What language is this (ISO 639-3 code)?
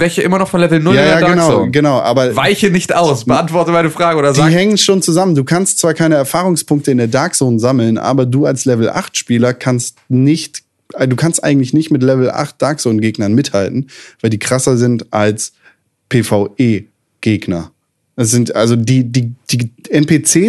deu